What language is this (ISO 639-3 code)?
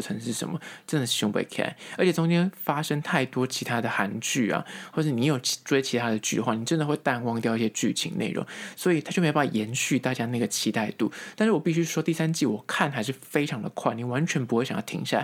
zho